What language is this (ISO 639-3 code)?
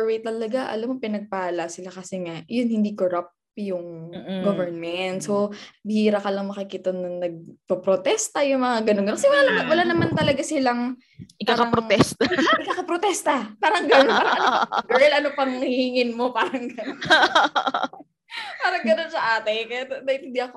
fil